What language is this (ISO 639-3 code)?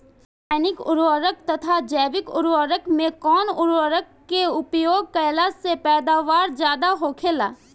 bho